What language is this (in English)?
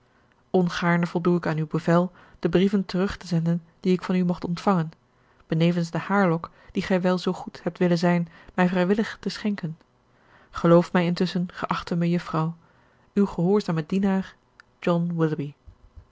Dutch